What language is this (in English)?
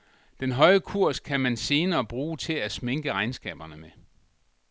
Danish